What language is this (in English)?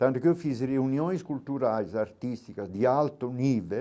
Portuguese